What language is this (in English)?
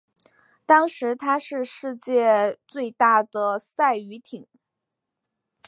Chinese